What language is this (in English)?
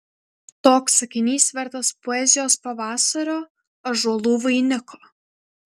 Lithuanian